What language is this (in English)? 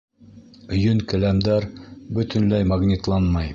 Bashkir